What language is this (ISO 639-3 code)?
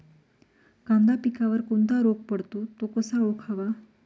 mar